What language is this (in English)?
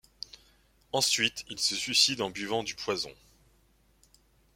French